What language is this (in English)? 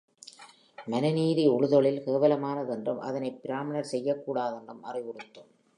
Tamil